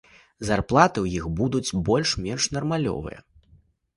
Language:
Belarusian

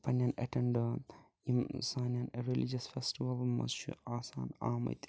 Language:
Kashmiri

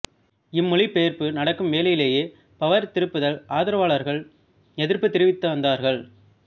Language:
Tamil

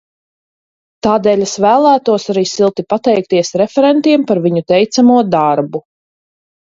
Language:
Latvian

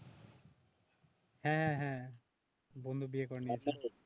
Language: Bangla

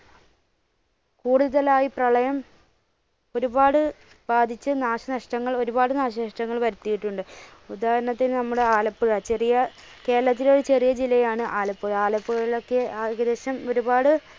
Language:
Malayalam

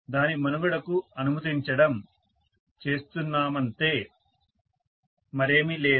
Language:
Telugu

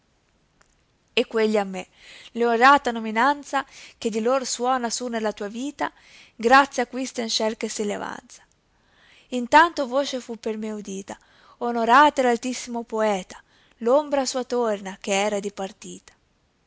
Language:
Italian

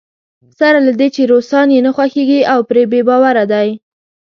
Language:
Pashto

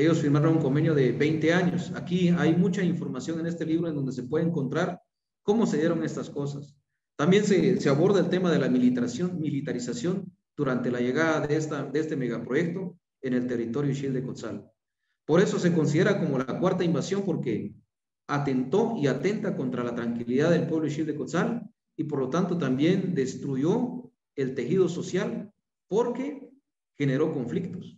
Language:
Spanish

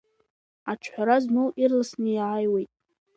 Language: Abkhazian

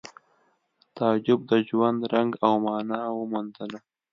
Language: Pashto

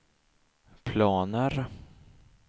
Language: Swedish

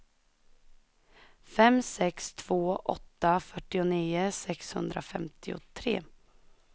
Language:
Swedish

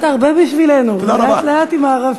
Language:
Hebrew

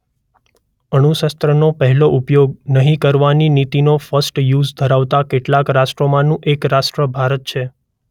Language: Gujarati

